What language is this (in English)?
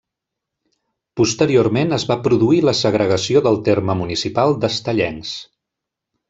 Catalan